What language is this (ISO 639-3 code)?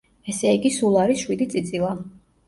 kat